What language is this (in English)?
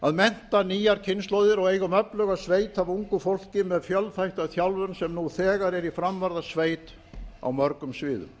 Icelandic